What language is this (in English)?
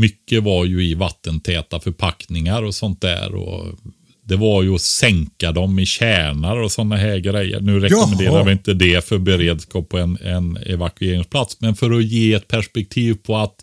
Swedish